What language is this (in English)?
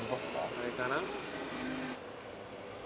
Japanese